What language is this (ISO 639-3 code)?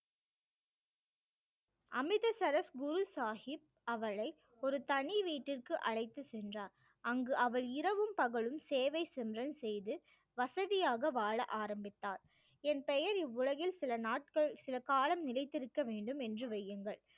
tam